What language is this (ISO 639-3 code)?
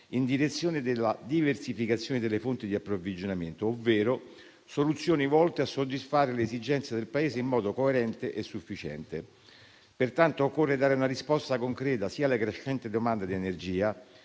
ita